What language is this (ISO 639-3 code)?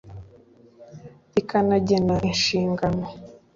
kin